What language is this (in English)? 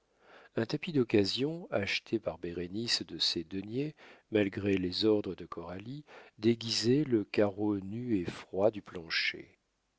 French